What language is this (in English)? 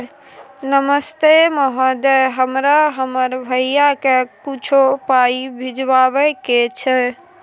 Maithili